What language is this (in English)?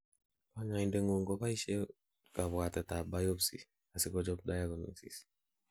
Kalenjin